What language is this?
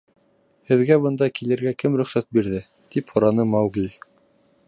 Bashkir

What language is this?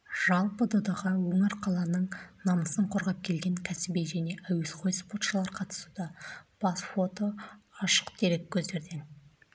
Kazakh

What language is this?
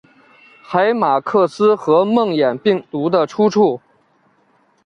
Chinese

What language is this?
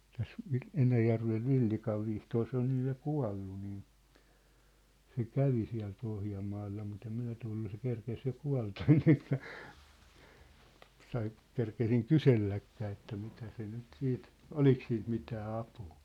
Finnish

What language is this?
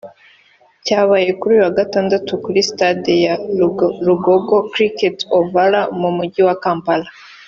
Kinyarwanda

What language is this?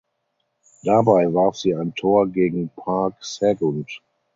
German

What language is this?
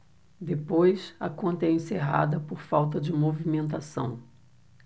Portuguese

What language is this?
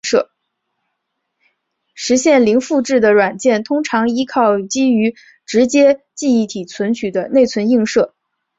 Chinese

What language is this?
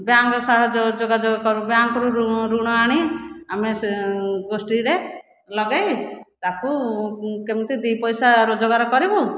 Odia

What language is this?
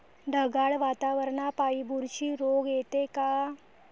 Marathi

